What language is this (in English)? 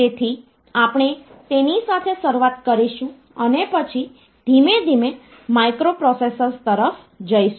Gujarati